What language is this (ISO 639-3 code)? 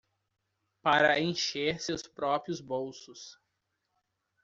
por